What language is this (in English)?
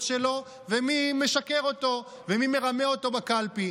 Hebrew